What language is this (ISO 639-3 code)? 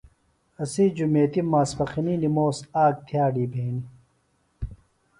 phl